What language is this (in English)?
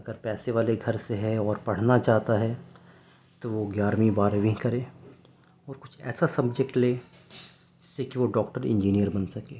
Urdu